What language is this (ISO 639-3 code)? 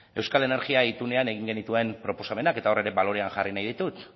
eus